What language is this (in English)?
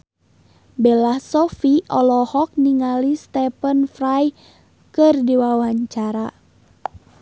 Sundanese